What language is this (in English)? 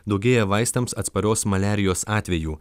Lithuanian